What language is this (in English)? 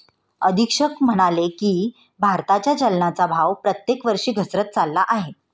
Marathi